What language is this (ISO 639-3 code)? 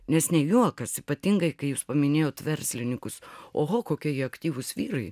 lit